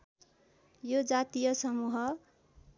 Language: Nepali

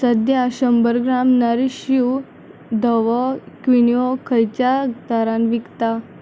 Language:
Konkani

